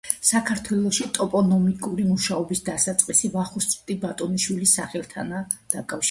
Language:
Georgian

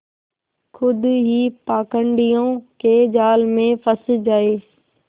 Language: Hindi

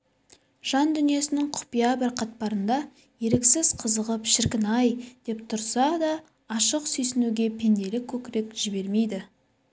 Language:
Kazakh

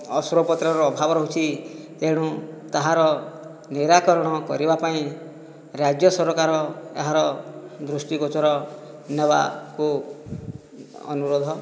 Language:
Odia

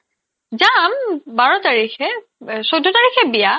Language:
Assamese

